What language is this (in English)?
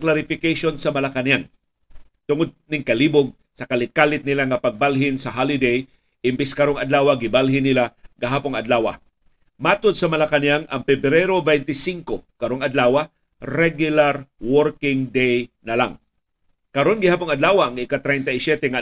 Filipino